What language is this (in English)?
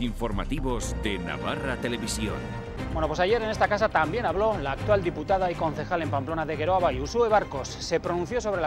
Spanish